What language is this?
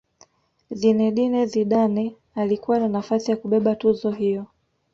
Swahili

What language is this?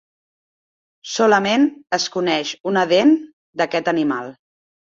Catalan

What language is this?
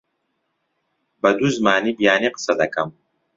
Central Kurdish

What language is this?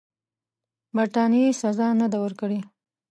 Pashto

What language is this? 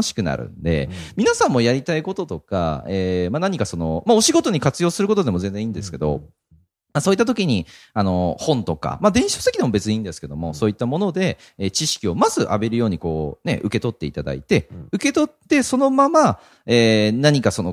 Japanese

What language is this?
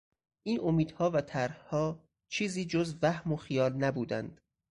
Persian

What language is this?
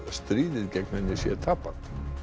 Icelandic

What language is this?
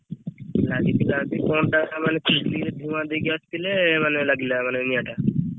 Odia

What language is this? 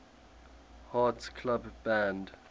English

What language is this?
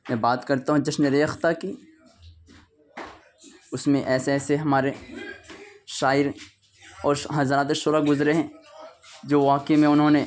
Urdu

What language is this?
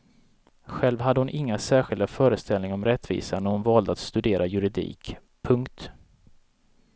Swedish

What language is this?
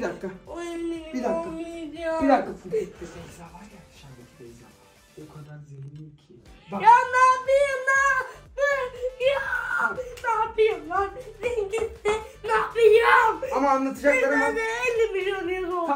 Turkish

